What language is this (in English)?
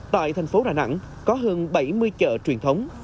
Vietnamese